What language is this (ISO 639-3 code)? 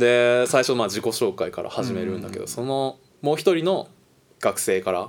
jpn